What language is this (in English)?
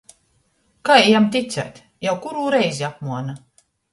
Latgalian